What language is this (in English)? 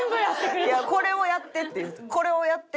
Japanese